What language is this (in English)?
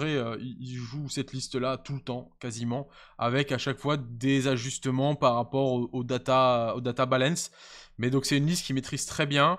French